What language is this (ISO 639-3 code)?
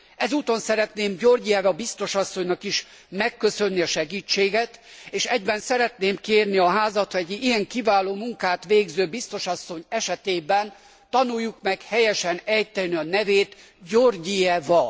hun